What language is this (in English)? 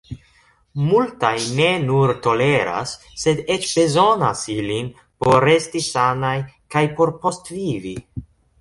Esperanto